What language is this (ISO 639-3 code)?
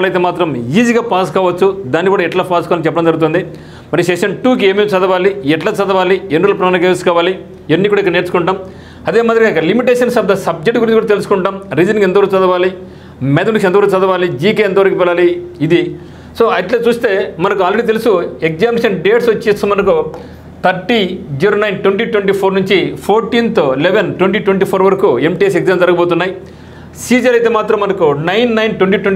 tel